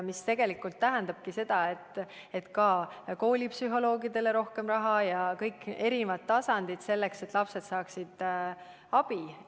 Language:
Estonian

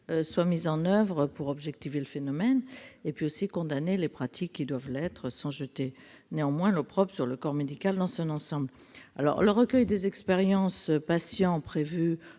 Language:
French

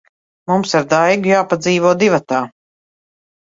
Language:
Latvian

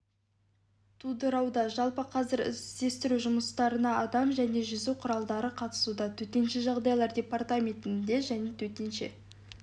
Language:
Kazakh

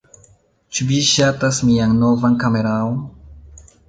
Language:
Esperanto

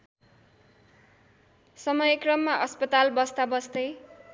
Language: Nepali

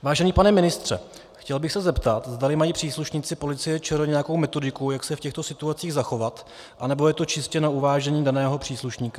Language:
Czech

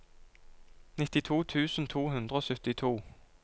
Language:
Norwegian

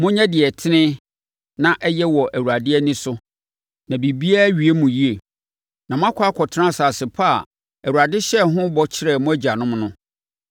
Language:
Akan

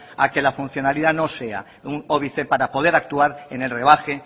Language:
Spanish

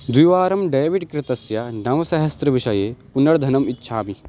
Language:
Sanskrit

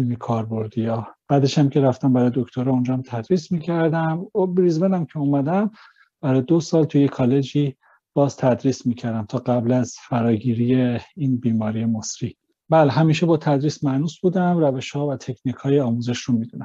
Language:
Persian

